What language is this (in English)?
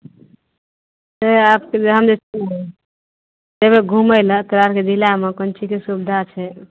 Maithili